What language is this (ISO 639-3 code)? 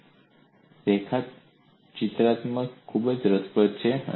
guj